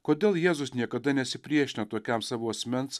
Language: Lithuanian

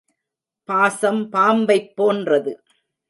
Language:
Tamil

